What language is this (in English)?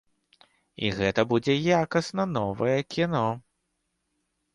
Belarusian